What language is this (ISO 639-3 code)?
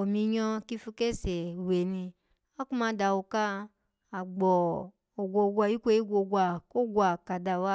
ala